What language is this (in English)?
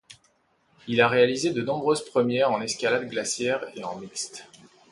French